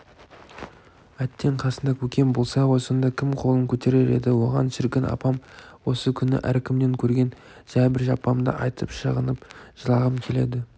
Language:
Kazakh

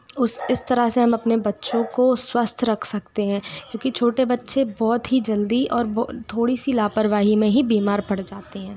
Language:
Hindi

